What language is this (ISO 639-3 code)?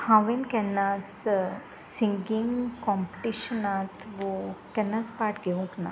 kok